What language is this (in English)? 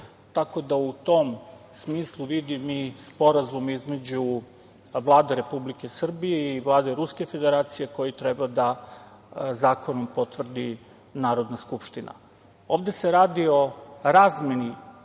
Serbian